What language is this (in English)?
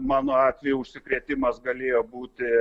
Lithuanian